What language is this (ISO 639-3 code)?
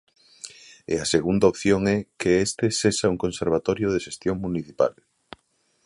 glg